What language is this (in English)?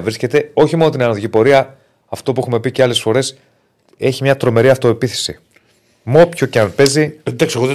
Greek